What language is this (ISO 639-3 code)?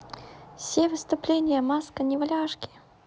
rus